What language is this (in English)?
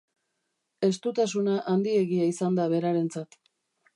Basque